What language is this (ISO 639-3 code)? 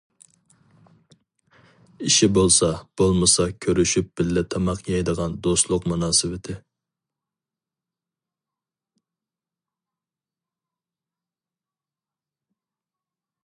uig